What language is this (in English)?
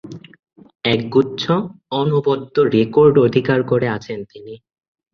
Bangla